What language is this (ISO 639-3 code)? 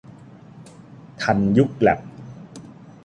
tha